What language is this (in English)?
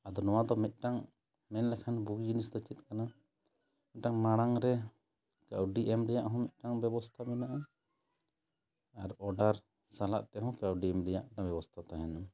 Santali